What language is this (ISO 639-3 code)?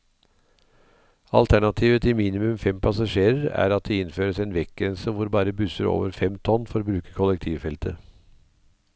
nor